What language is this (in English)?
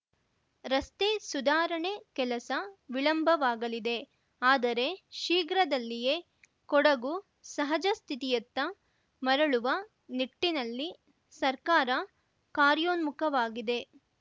Kannada